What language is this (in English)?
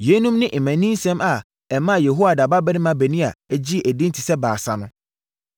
Akan